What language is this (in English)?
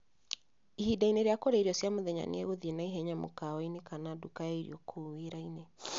Kikuyu